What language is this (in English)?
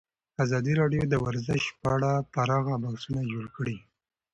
Pashto